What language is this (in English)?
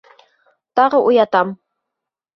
Bashkir